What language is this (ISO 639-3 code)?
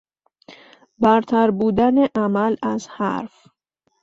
fas